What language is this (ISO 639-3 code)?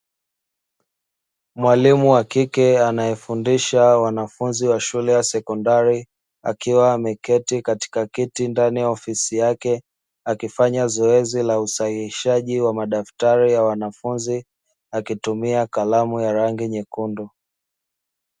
swa